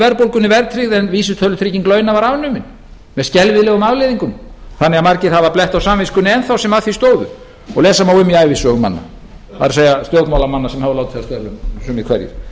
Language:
Icelandic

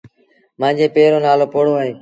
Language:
Sindhi Bhil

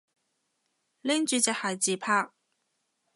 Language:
Cantonese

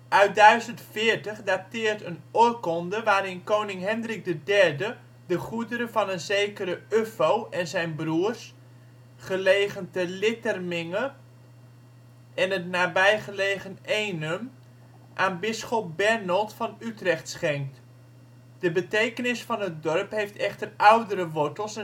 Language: Dutch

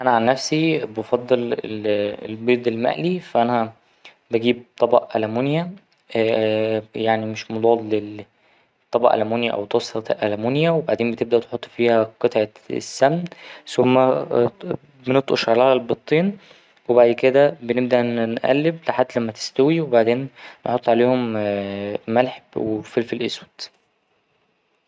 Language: Egyptian Arabic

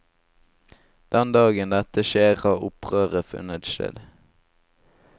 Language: Norwegian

